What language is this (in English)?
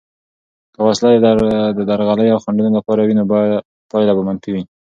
Pashto